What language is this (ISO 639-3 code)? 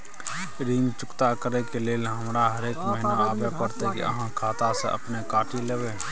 mai